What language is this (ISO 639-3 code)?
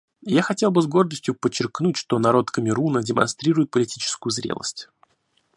rus